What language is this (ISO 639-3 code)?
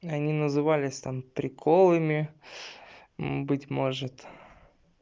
rus